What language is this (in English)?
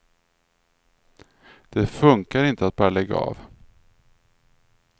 Swedish